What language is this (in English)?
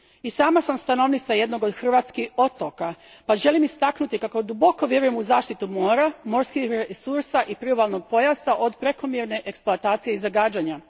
Croatian